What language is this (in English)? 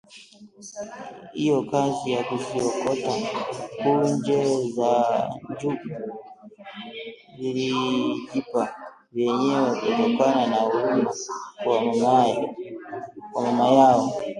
Swahili